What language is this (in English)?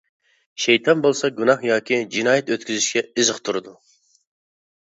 Uyghur